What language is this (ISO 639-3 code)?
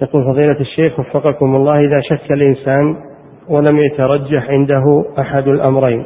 ara